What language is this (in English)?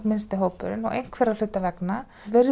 Icelandic